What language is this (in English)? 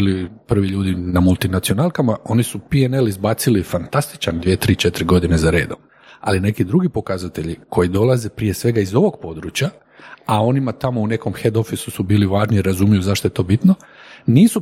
Croatian